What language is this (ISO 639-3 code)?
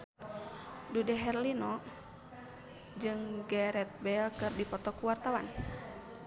sun